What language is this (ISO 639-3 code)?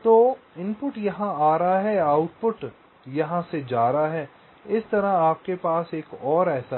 hin